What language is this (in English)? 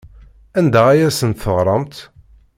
Kabyle